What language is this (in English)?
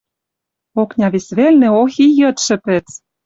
Western Mari